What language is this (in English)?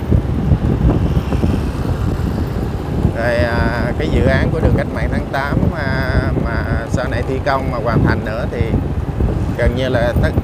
Vietnamese